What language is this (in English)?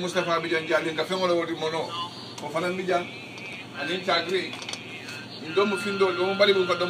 Turkish